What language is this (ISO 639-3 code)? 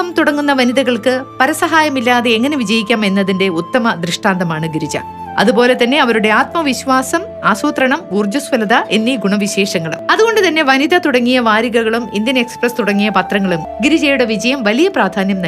mal